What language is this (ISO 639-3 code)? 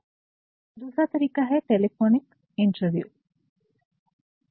hin